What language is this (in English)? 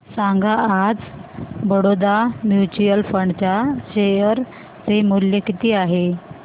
Marathi